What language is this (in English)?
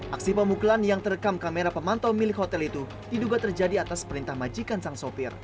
Indonesian